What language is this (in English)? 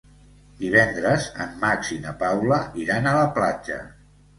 Catalan